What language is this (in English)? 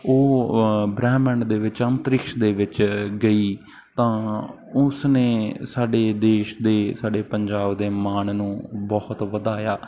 Punjabi